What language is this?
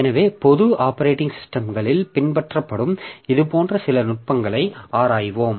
Tamil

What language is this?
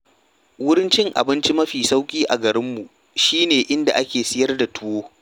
Hausa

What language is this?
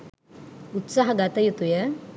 Sinhala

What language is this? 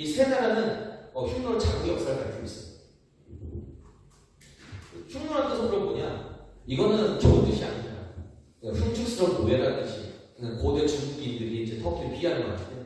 Korean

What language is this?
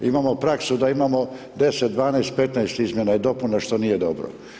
Croatian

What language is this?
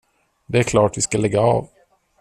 Swedish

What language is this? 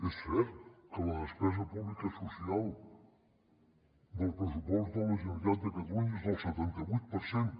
Catalan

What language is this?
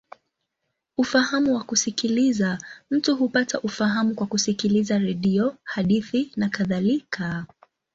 Swahili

